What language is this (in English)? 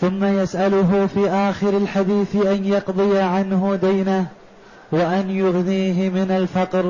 Arabic